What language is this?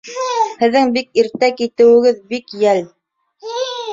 Bashkir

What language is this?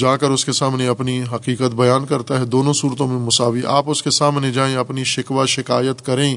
Urdu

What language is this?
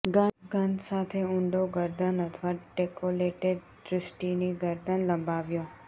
Gujarati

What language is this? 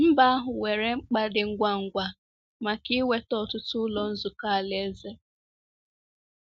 Igbo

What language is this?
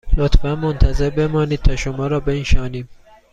Persian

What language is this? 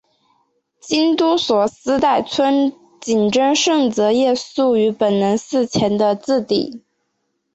Chinese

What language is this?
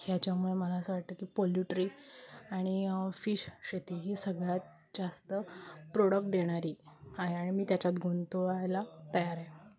Marathi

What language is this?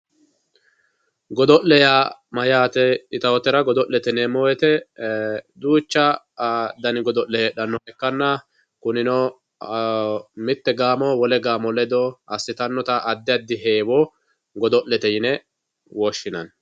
Sidamo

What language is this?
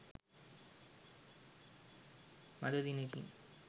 Sinhala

